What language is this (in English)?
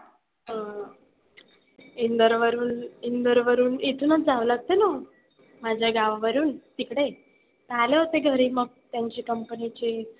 Marathi